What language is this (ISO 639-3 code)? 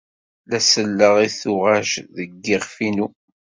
kab